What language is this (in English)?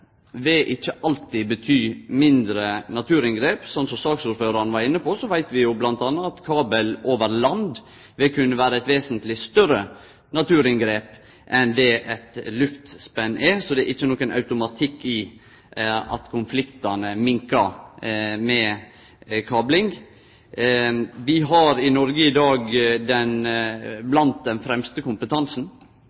Norwegian Nynorsk